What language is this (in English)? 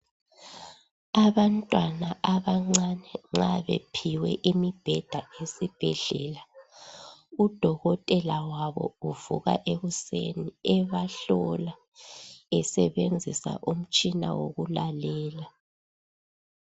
North Ndebele